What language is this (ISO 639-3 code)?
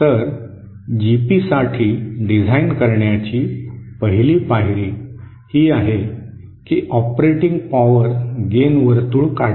mar